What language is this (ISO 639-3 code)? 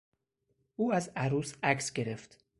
fas